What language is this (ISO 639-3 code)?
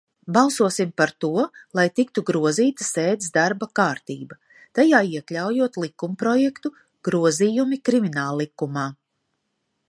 lav